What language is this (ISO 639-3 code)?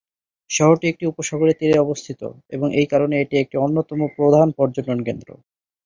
ben